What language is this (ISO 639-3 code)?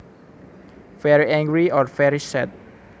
jav